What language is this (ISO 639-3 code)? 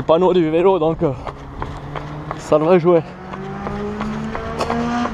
fra